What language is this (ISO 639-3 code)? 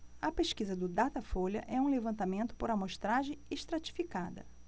por